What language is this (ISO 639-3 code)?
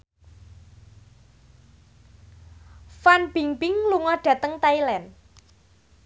jav